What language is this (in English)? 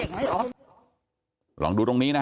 Thai